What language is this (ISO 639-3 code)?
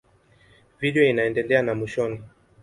swa